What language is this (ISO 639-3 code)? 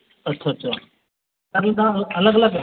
pan